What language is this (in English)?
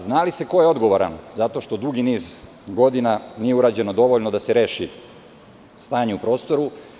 Serbian